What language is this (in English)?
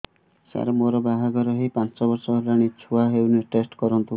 Odia